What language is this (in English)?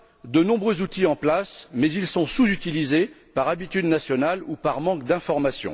French